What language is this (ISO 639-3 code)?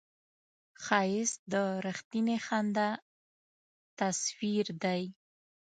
pus